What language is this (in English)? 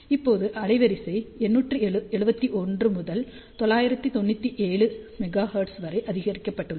Tamil